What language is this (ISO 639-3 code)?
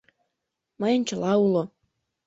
chm